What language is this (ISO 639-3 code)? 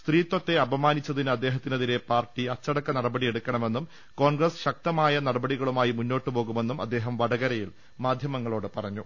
mal